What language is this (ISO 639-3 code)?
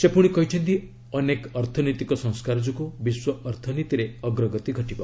ori